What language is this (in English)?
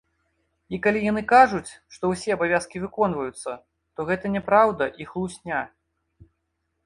Belarusian